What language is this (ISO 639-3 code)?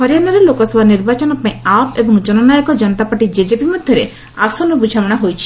ori